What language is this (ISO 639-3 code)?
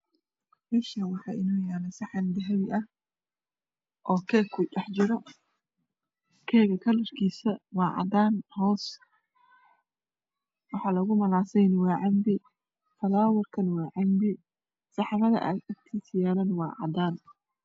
som